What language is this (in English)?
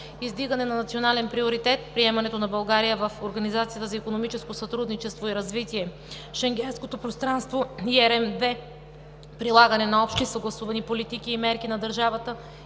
Bulgarian